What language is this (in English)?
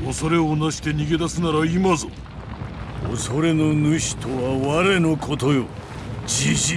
Japanese